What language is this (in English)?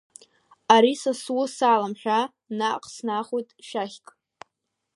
Abkhazian